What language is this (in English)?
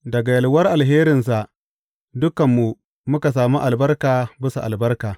Hausa